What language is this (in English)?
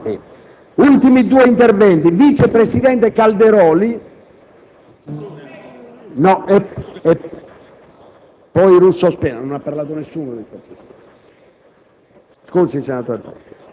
Italian